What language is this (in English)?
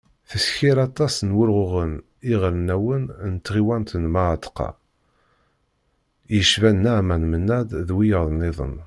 Kabyle